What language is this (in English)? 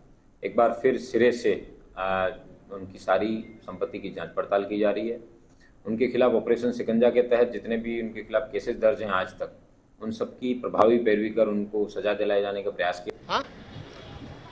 Hindi